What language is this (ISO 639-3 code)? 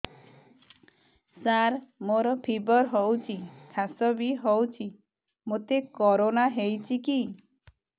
ori